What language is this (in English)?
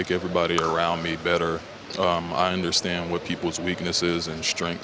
Indonesian